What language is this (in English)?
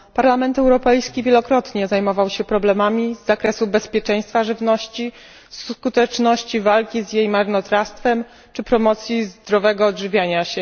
Polish